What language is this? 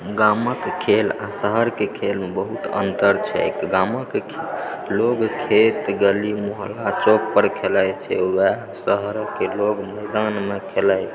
Maithili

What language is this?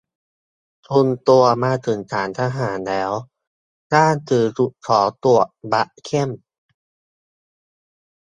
Thai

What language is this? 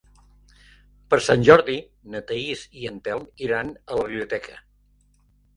Catalan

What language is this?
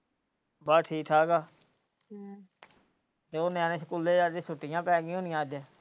Punjabi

